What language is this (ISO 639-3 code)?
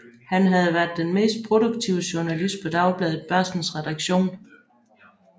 dan